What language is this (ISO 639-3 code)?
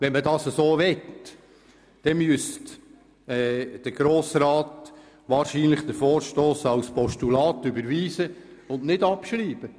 gsw